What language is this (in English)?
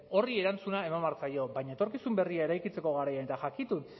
Basque